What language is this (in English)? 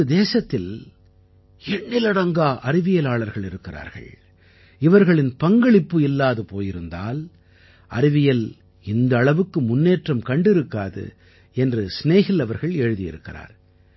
Tamil